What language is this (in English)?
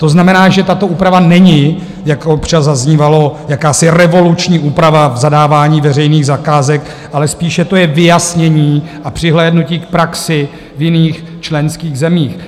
Czech